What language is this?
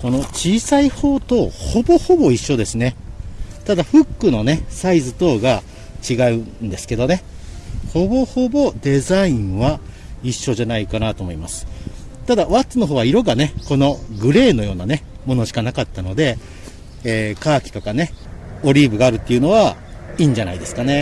Japanese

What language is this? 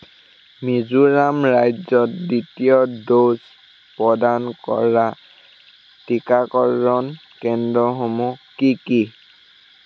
Assamese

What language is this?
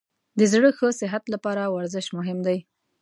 Pashto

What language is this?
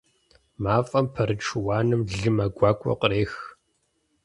Kabardian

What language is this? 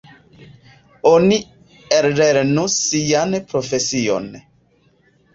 Esperanto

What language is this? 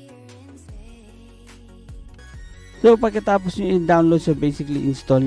Filipino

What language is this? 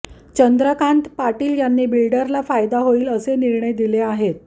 Marathi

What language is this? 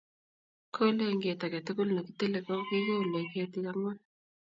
Kalenjin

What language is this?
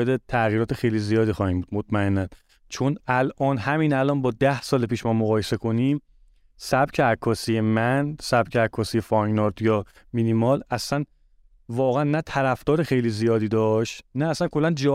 Persian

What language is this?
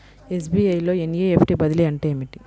Telugu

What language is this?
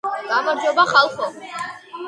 Georgian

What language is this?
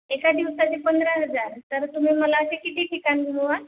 Marathi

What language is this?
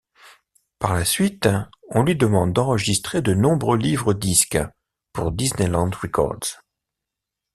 French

